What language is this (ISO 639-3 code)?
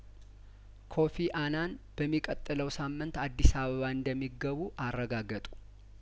amh